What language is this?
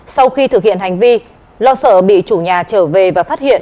Vietnamese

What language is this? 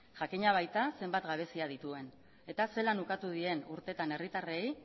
Basque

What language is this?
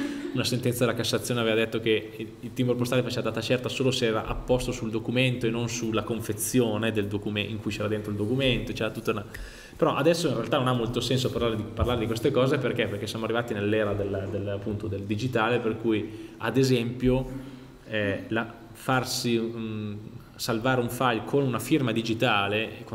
Italian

